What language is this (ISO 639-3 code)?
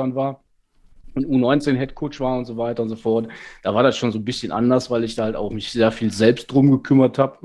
deu